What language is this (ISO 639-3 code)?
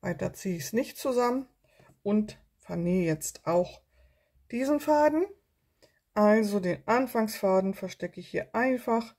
deu